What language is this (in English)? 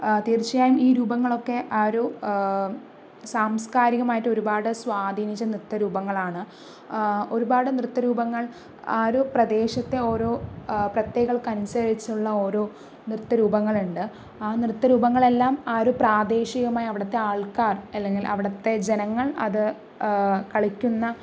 Malayalam